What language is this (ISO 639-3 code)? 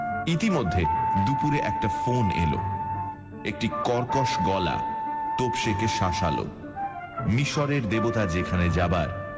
ben